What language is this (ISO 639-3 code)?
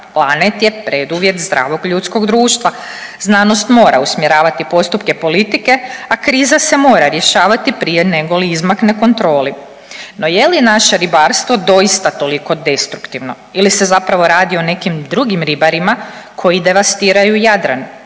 hrv